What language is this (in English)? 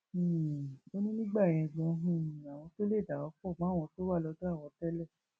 Yoruba